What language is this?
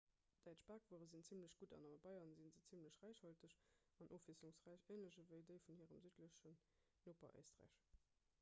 Luxembourgish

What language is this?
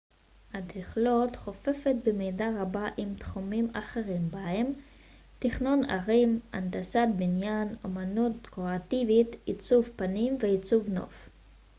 Hebrew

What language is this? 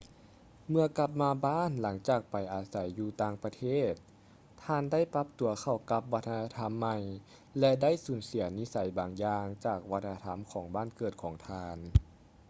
Lao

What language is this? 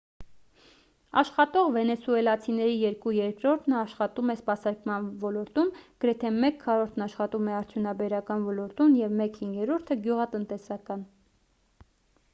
Armenian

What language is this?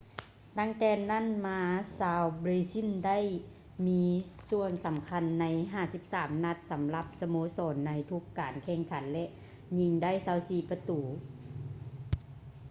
Lao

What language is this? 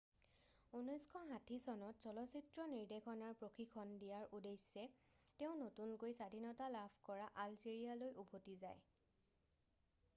Assamese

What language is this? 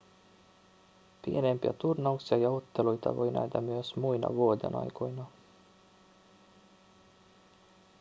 Finnish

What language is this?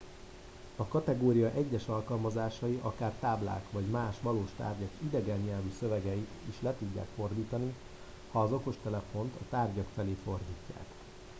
Hungarian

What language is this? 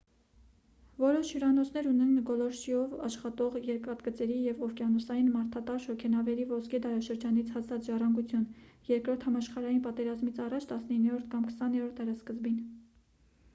Armenian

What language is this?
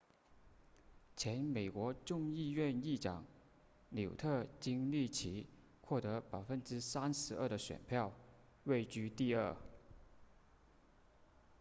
Chinese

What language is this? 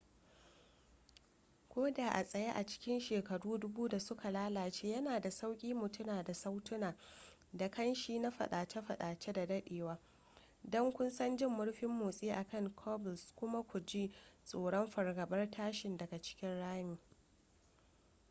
Hausa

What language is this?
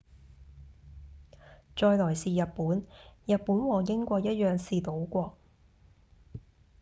Cantonese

